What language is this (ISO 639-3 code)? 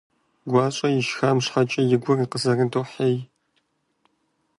kbd